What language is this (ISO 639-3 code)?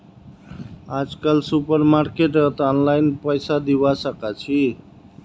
mag